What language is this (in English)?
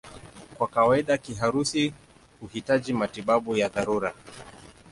Swahili